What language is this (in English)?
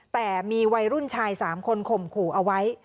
Thai